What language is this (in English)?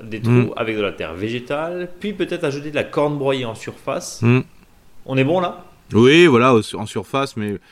French